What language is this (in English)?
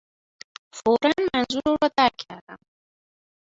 Persian